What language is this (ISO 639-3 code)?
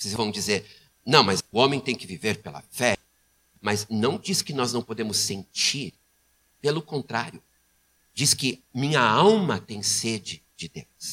por